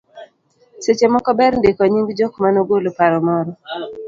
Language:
Luo (Kenya and Tanzania)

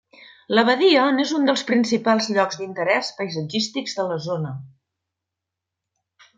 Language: Catalan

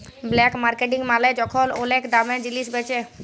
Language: Bangla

